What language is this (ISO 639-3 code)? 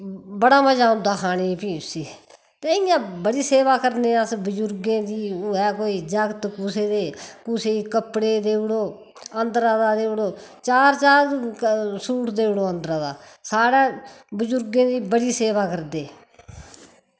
doi